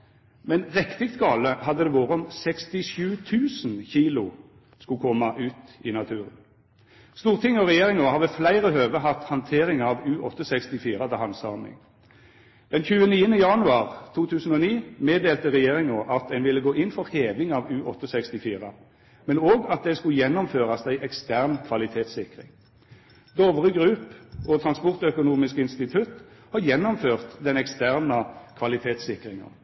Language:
Norwegian Nynorsk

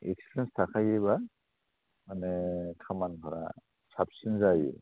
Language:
Bodo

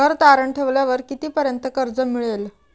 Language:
Marathi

